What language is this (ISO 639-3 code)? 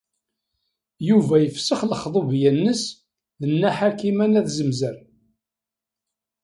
kab